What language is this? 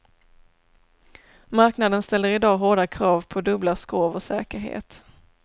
Swedish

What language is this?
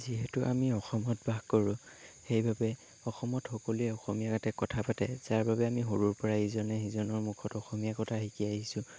Assamese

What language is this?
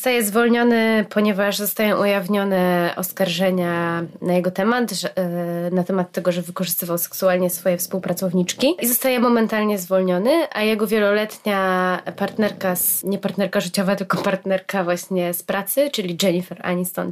Polish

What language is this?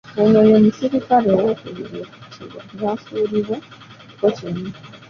Ganda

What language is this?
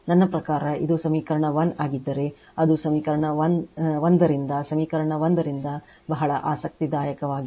Kannada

